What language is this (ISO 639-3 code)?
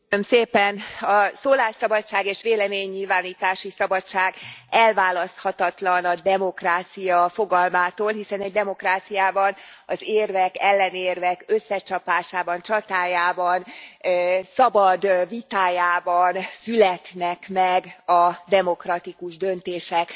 hun